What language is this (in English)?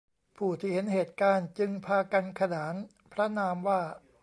Thai